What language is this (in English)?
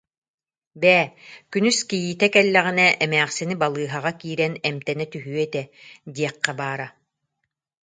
Yakut